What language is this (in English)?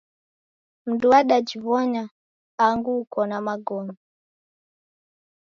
Taita